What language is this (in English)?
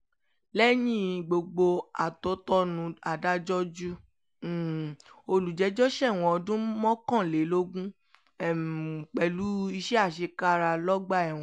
Yoruba